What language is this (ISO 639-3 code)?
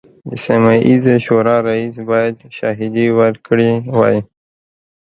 pus